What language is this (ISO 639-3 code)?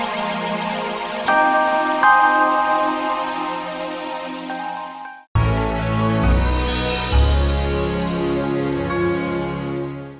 ind